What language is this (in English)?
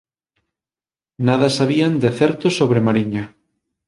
Galician